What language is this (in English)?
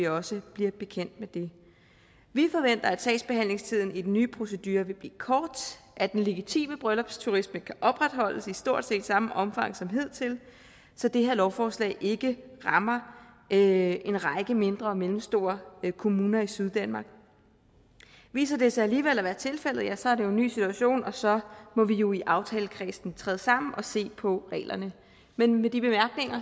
Danish